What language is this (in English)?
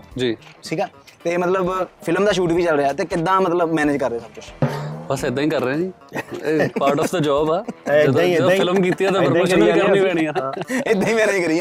Punjabi